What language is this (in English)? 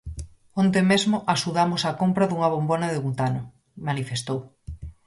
Galician